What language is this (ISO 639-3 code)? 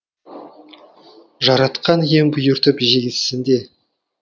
kaz